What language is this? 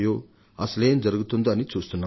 Telugu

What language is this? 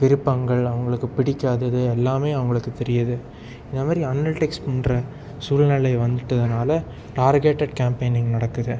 Tamil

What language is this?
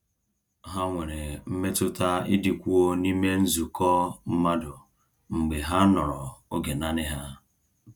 Igbo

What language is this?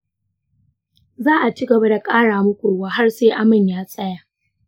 Hausa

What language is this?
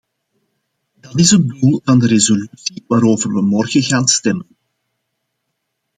Dutch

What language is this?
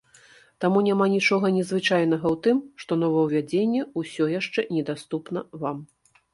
Belarusian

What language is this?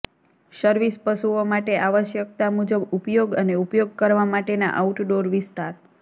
Gujarati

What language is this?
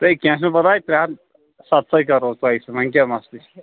Kashmiri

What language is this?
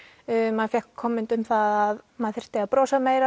Icelandic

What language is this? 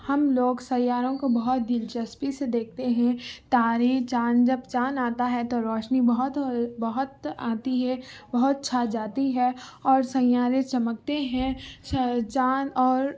Urdu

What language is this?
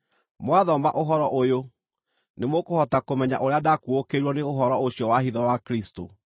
Kikuyu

